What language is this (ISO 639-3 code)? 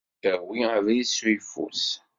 kab